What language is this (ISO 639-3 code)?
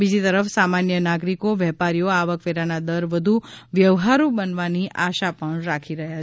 guj